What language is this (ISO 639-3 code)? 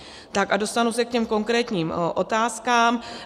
ces